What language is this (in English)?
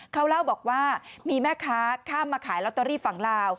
Thai